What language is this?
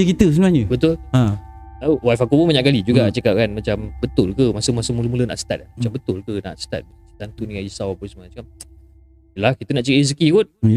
Malay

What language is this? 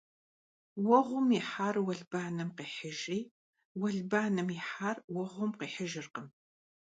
Kabardian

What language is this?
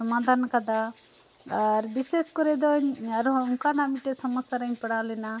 Santali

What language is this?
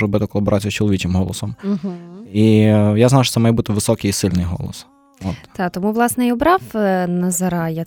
Ukrainian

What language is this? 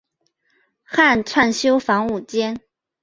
Chinese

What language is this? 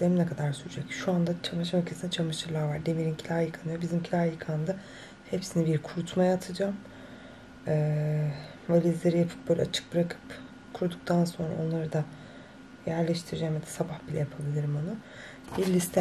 Turkish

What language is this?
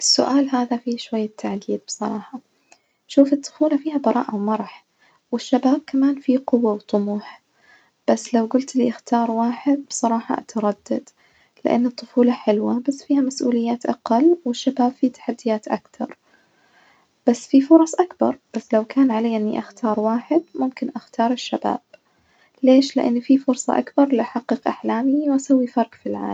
Najdi Arabic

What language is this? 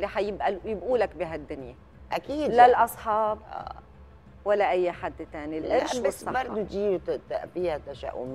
Arabic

